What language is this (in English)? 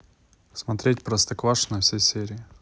Russian